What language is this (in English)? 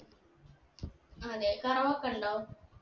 Malayalam